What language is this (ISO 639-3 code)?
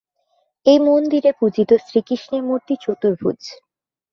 ben